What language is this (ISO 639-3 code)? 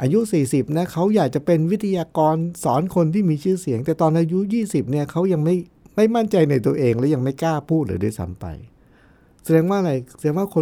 tha